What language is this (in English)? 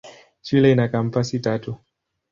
Swahili